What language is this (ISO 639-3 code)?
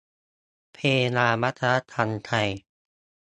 tha